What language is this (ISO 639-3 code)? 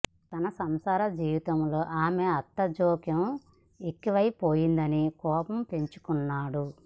tel